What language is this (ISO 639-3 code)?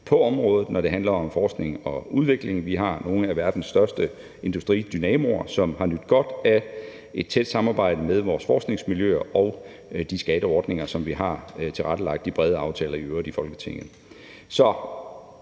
dan